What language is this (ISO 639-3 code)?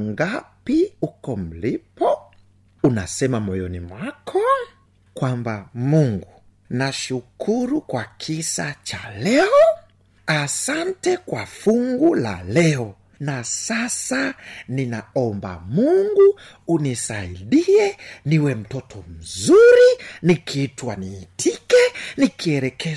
swa